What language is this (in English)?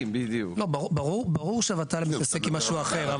Hebrew